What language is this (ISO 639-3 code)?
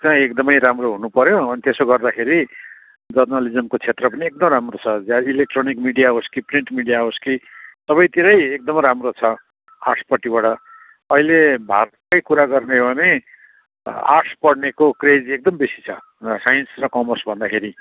nep